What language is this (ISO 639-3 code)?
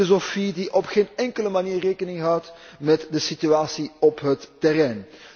nld